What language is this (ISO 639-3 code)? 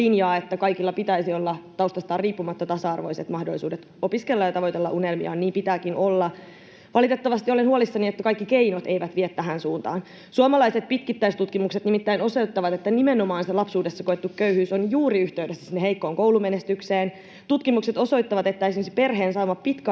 fin